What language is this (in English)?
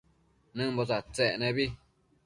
Matsés